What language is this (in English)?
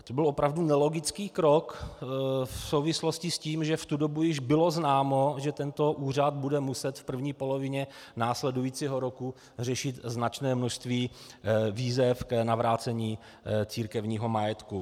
Czech